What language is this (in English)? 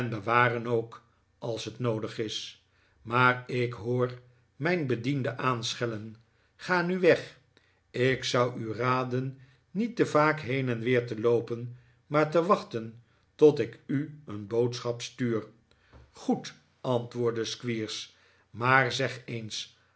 Dutch